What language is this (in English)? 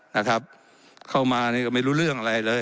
Thai